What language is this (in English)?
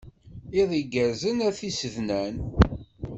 Kabyle